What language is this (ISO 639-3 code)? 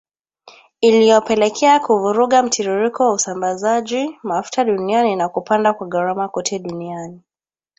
swa